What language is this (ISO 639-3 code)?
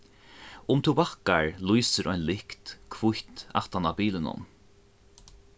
fao